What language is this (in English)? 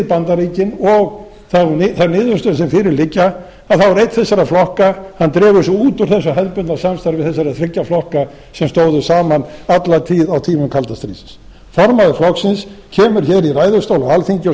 Icelandic